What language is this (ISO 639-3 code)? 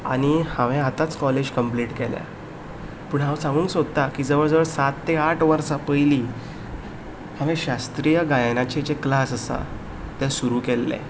kok